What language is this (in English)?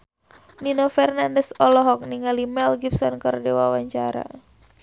Sundanese